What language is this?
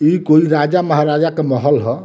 Bhojpuri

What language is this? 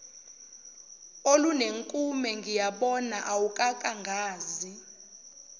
Zulu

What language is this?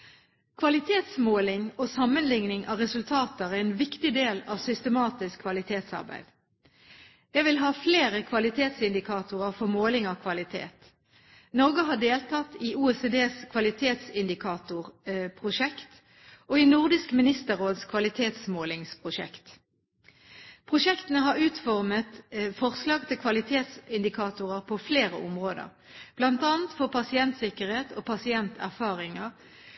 Norwegian Bokmål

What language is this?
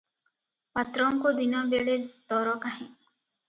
Odia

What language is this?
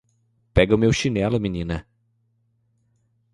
Portuguese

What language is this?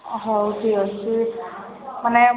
Odia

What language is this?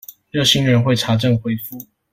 Chinese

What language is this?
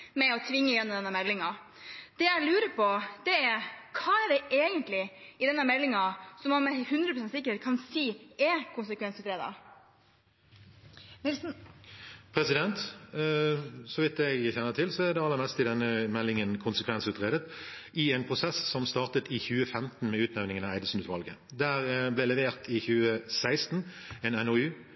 Norwegian Bokmål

